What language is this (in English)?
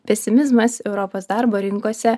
Lithuanian